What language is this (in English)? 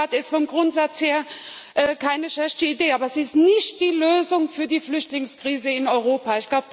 German